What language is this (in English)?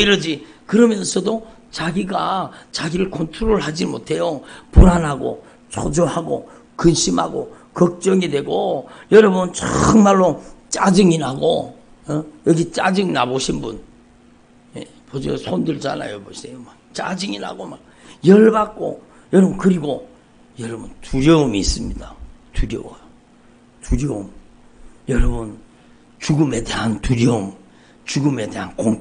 Korean